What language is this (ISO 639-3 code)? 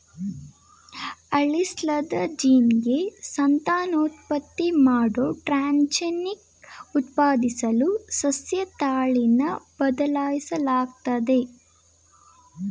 kan